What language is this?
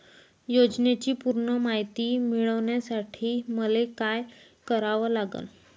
Marathi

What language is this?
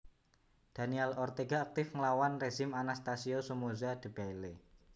Javanese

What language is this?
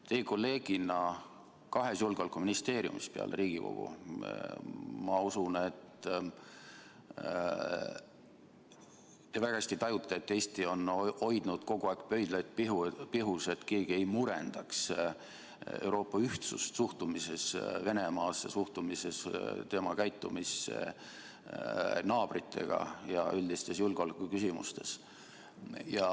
Estonian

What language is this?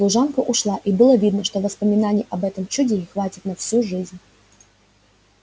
Russian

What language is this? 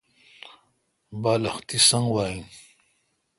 Kalkoti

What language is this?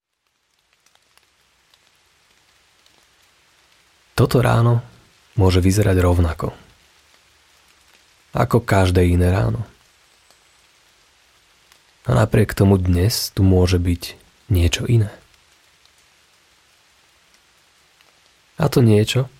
Slovak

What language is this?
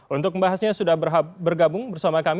Indonesian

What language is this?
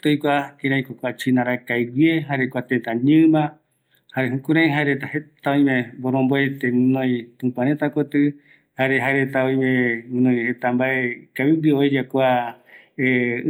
Eastern Bolivian Guaraní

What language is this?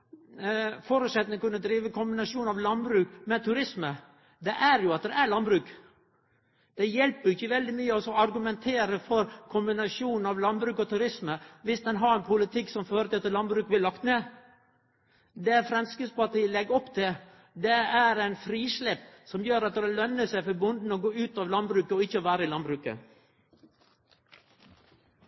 Norwegian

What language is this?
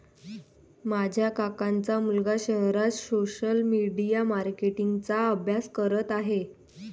Marathi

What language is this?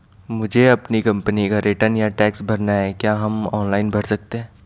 Hindi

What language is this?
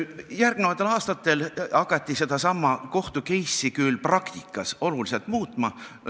Estonian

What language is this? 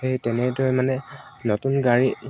Assamese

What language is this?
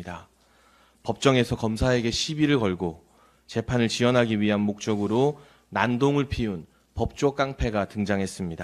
Korean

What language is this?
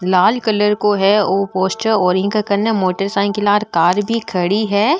Marwari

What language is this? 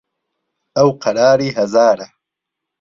Central Kurdish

